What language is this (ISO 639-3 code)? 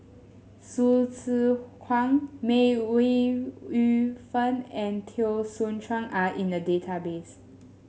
eng